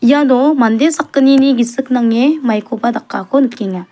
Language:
Garo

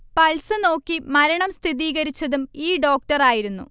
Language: Malayalam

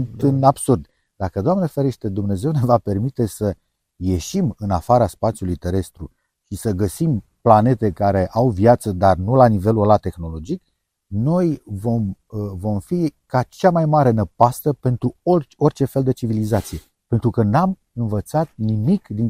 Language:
Romanian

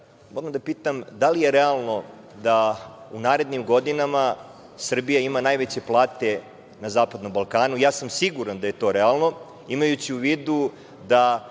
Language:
Serbian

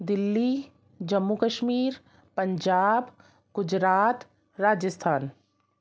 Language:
Sindhi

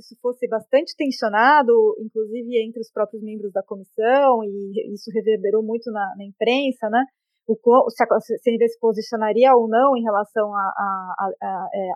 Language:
Portuguese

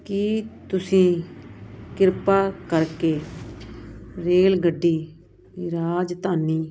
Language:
Punjabi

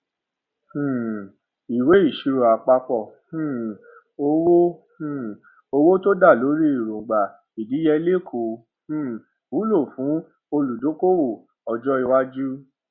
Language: Yoruba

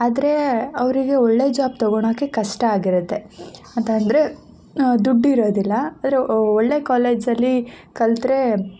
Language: Kannada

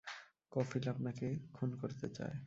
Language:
Bangla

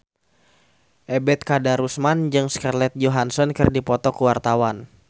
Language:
Sundanese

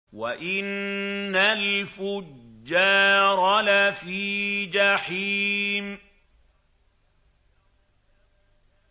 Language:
Arabic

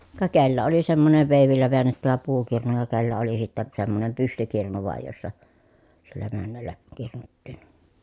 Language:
Finnish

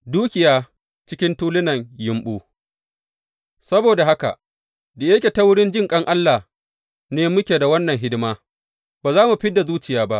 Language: Hausa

